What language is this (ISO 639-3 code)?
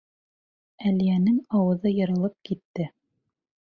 bak